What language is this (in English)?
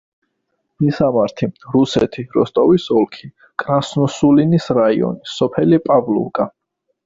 Georgian